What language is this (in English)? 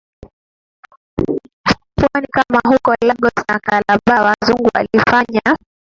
Swahili